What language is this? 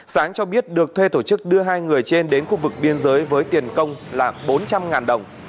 Vietnamese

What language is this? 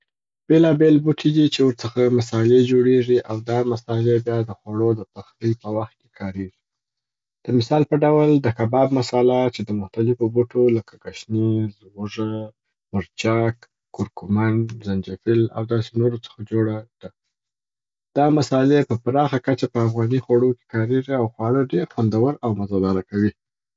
Southern Pashto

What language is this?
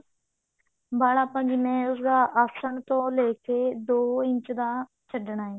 Punjabi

